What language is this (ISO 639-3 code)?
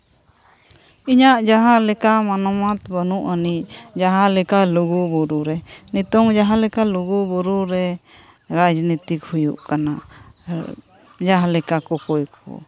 sat